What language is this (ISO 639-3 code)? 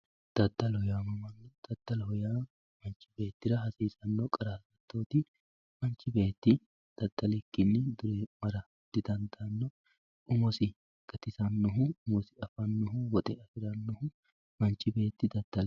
sid